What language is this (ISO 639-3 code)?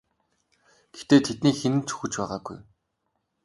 mon